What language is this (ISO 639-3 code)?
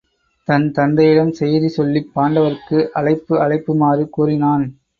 tam